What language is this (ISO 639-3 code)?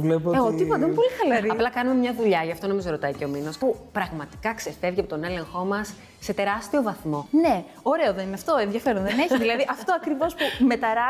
ell